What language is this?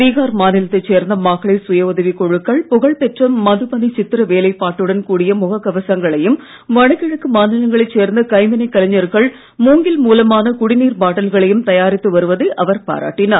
Tamil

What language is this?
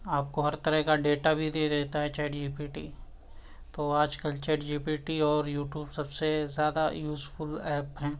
Urdu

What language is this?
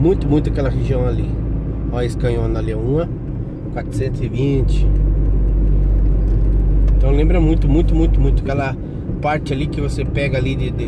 Portuguese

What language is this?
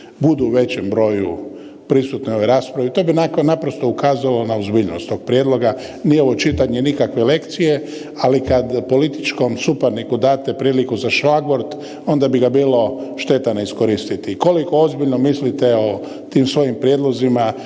Croatian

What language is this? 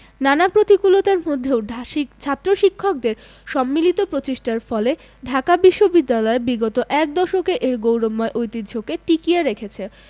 Bangla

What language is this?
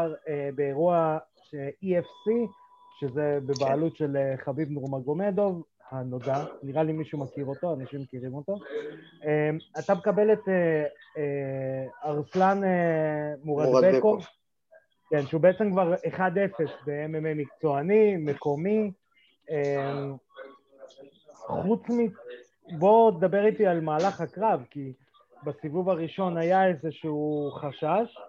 Hebrew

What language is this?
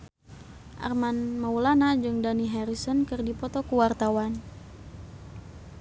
Sundanese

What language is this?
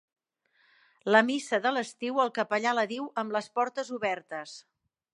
Catalan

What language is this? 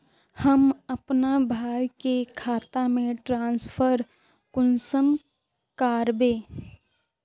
Magahi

